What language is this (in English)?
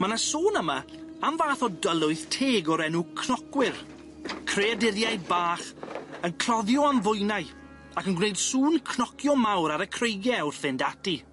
Welsh